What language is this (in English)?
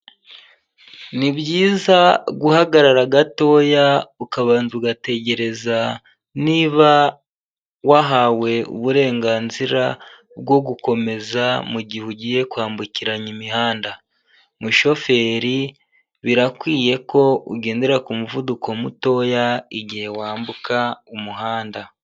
Kinyarwanda